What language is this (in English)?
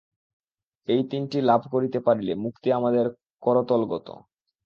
Bangla